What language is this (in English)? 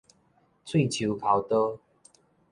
Min Nan Chinese